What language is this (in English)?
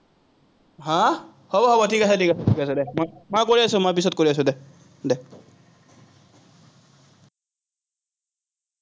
Assamese